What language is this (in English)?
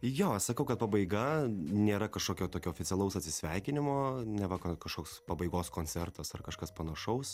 Lithuanian